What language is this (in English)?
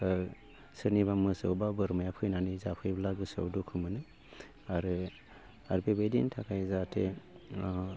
Bodo